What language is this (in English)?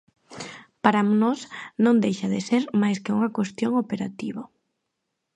Galician